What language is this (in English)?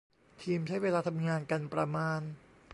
Thai